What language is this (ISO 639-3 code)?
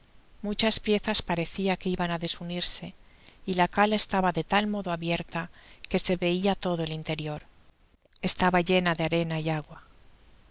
spa